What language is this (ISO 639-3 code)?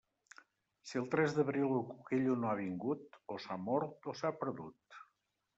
cat